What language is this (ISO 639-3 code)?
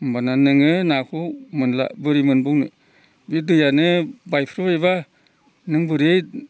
brx